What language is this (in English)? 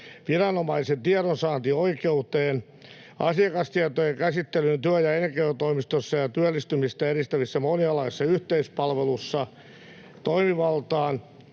Finnish